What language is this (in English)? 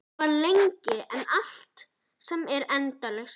Icelandic